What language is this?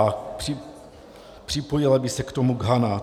Czech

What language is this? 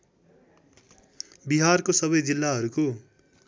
Nepali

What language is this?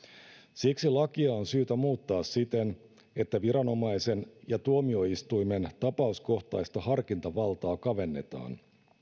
Finnish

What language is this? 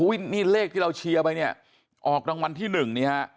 Thai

